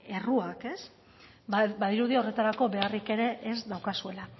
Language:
Basque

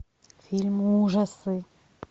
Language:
Russian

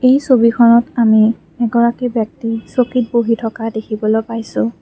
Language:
Assamese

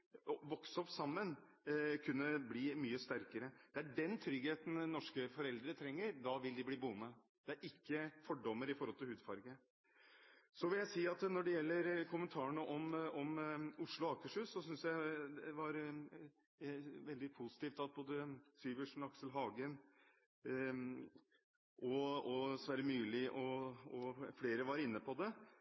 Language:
Norwegian Bokmål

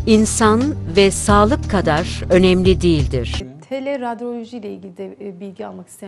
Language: Turkish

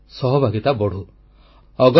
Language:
Odia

